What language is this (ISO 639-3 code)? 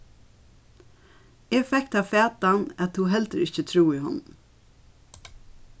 fao